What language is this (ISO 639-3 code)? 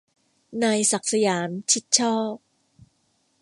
tha